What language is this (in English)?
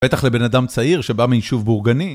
Hebrew